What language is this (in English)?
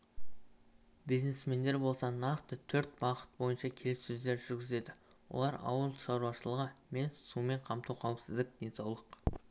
Kazakh